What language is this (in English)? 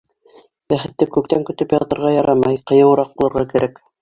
Bashkir